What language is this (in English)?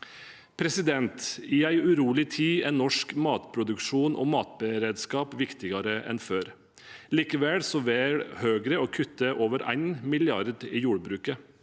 Norwegian